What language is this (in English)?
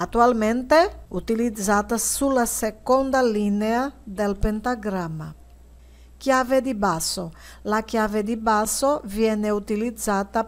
Italian